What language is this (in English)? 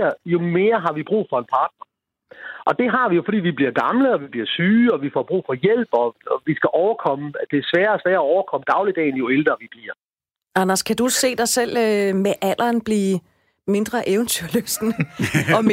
Danish